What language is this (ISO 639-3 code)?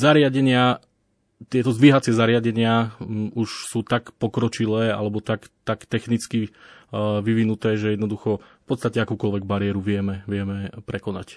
slk